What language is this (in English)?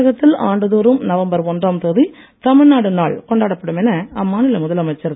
Tamil